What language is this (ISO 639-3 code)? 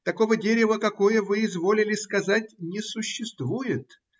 rus